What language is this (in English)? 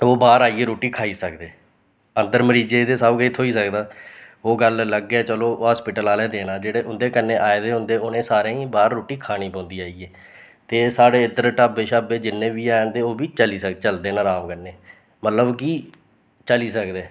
Dogri